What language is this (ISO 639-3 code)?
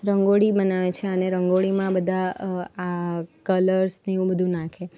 guj